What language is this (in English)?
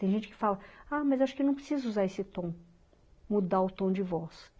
Portuguese